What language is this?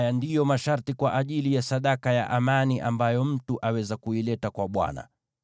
Swahili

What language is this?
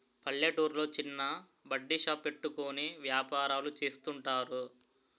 Telugu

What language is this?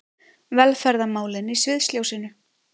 Icelandic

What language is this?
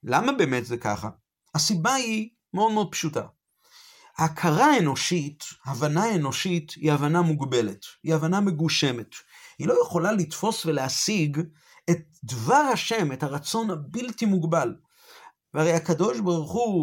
Hebrew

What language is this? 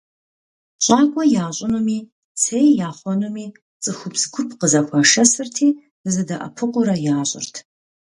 Kabardian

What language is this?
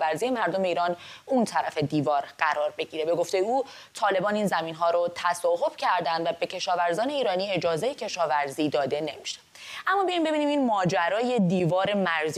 Persian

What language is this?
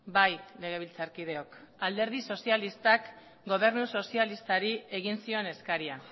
Basque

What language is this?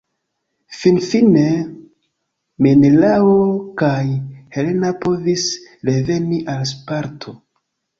Esperanto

